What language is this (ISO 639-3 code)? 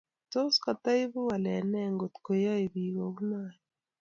kln